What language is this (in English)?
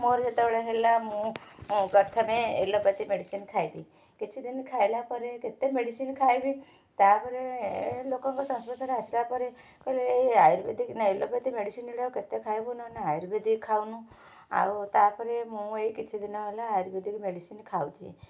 Odia